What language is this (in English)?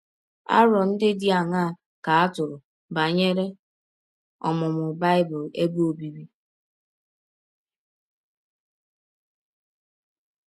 Igbo